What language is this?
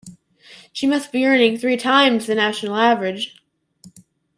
English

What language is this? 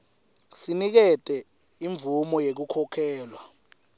Swati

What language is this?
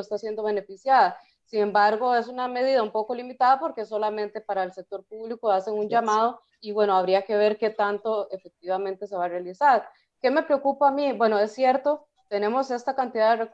Spanish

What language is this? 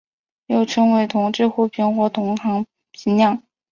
Chinese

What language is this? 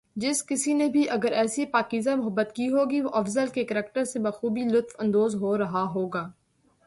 Urdu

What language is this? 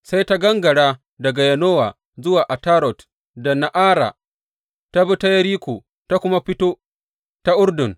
Hausa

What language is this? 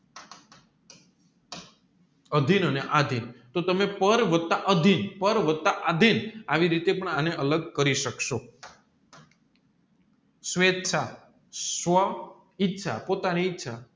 Gujarati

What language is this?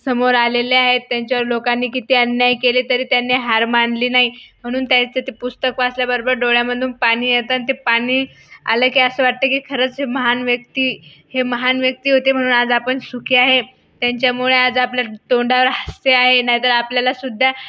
Marathi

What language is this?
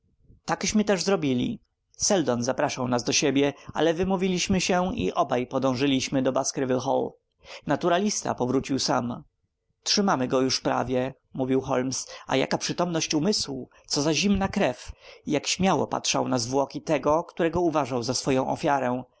Polish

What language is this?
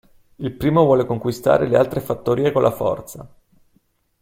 Italian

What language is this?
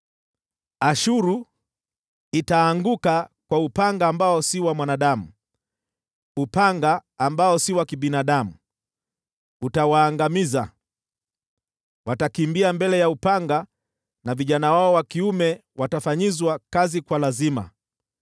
Swahili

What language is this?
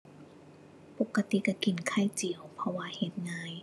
Thai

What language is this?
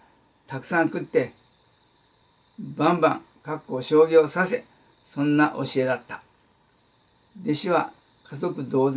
Japanese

